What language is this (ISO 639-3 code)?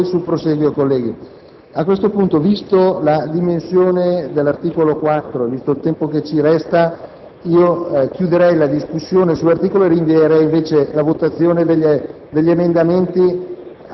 ita